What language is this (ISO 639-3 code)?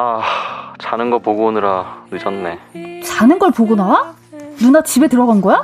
kor